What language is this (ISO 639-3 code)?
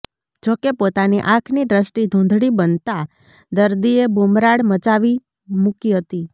guj